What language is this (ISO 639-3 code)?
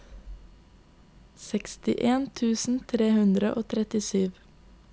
nor